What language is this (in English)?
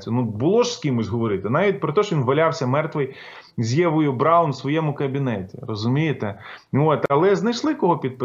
Ukrainian